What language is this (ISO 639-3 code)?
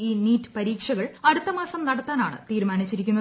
mal